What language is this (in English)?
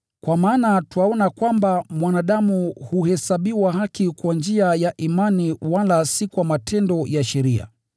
Swahili